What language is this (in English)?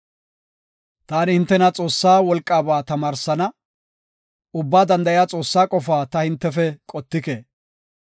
Gofa